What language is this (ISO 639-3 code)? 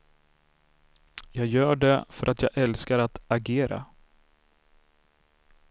swe